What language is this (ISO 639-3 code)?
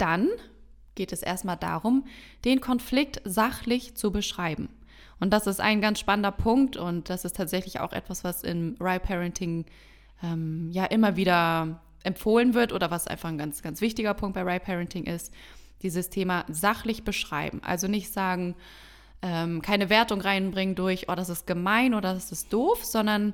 deu